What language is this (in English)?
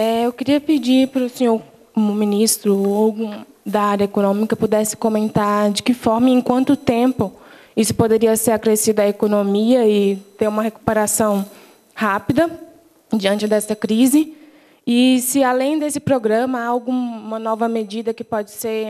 Portuguese